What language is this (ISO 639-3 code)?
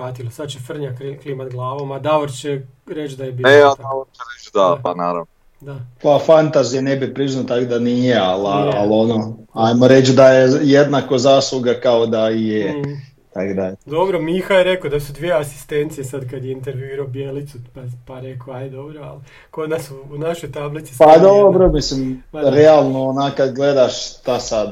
hrv